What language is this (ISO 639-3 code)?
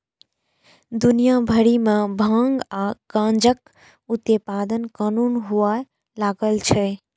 mai